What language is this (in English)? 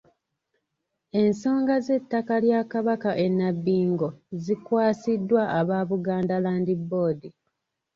Ganda